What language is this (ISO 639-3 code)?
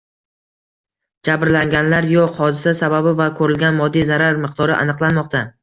uzb